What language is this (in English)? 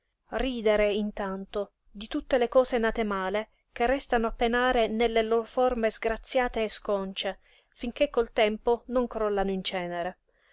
Italian